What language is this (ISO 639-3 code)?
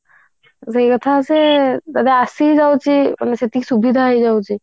ori